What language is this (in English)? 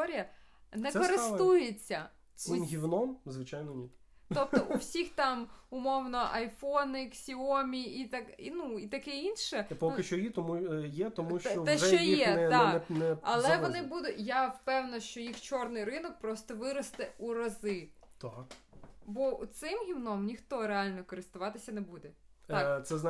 Ukrainian